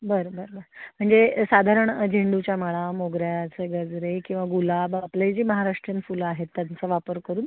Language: Marathi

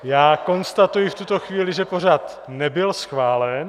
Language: Czech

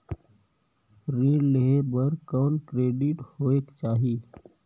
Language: Chhattisgarhi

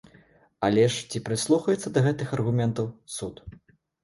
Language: Belarusian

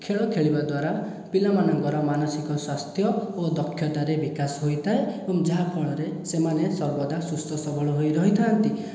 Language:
Odia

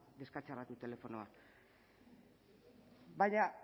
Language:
Basque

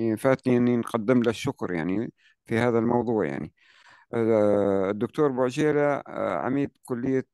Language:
Arabic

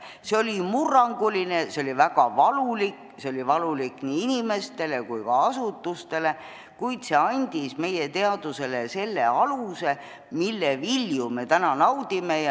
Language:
Estonian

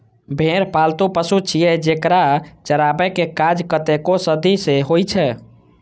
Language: Maithili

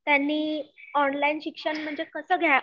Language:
Marathi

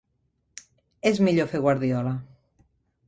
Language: Catalan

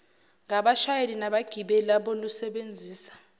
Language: Zulu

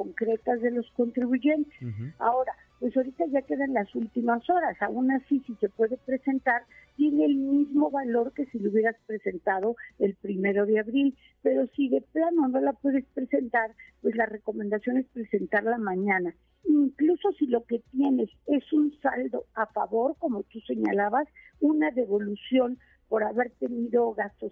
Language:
Spanish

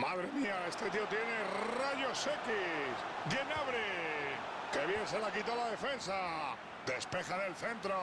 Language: Spanish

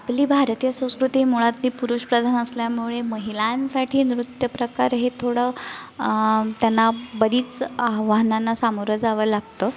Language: Marathi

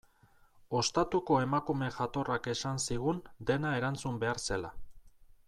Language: Basque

